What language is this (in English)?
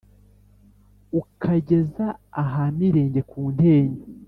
Kinyarwanda